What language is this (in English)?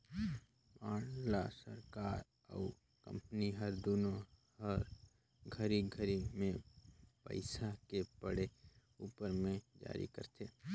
Chhattisgarhi